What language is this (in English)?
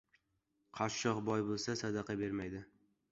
Uzbek